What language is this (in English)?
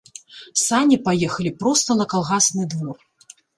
Belarusian